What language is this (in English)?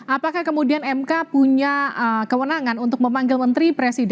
Indonesian